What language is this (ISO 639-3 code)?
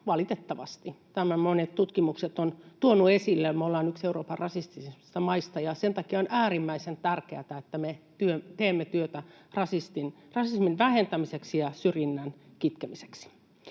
fin